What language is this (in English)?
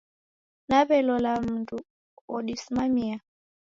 Taita